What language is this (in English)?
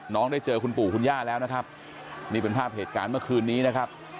Thai